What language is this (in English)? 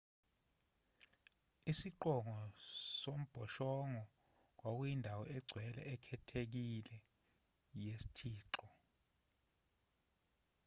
Zulu